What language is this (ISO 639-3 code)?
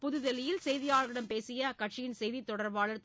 tam